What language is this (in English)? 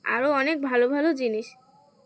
Bangla